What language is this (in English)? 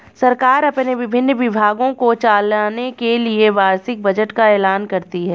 Hindi